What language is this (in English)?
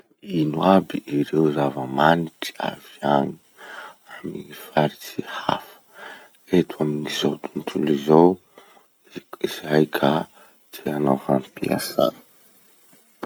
Masikoro Malagasy